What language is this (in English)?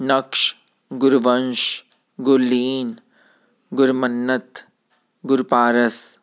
Punjabi